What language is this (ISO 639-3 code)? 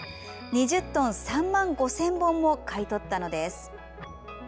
jpn